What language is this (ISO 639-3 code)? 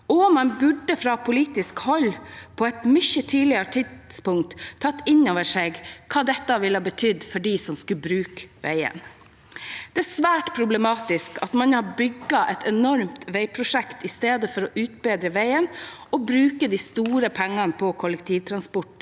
nor